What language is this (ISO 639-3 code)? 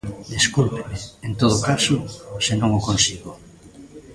glg